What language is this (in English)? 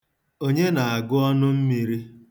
Igbo